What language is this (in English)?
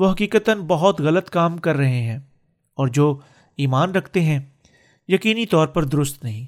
Urdu